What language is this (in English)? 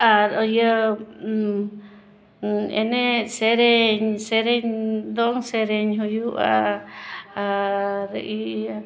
Santali